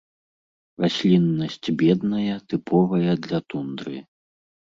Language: Belarusian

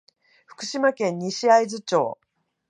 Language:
Japanese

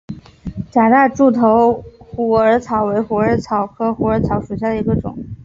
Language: Chinese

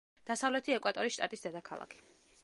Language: Georgian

